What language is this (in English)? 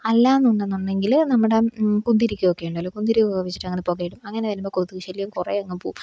Malayalam